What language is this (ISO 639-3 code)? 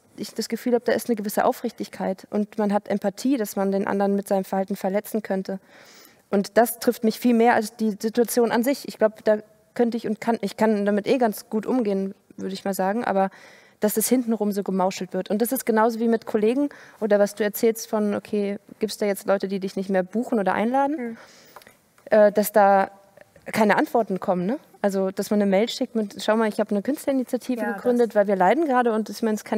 deu